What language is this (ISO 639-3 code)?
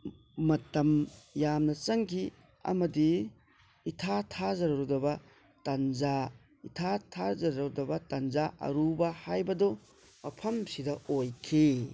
mni